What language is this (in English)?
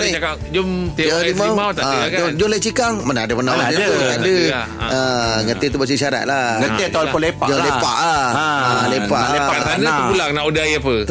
Malay